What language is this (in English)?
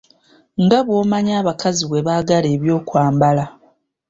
Ganda